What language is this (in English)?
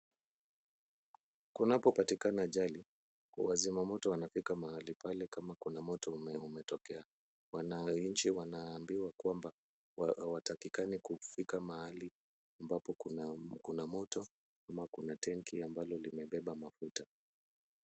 Swahili